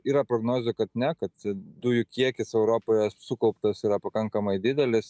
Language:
Lithuanian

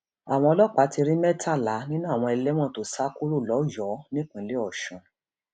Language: Yoruba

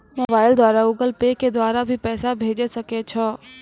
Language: Maithili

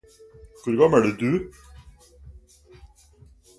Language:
Norwegian Bokmål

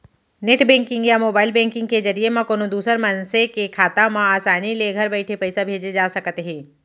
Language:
Chhattisgarhi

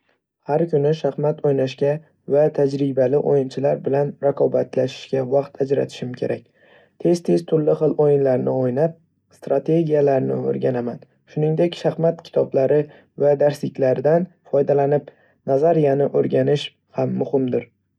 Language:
Uzbek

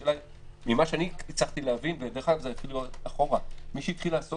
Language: Hebrew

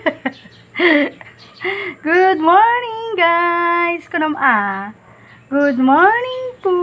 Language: Filipino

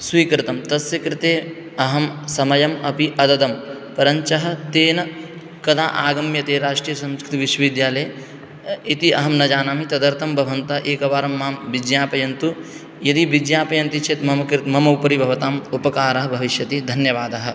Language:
Sanskrit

